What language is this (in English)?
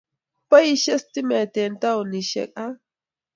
Kalenjin